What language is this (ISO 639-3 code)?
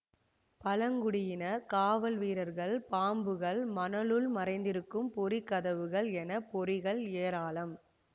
tam